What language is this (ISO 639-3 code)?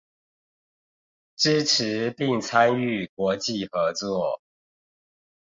zho